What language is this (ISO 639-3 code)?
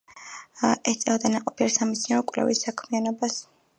kat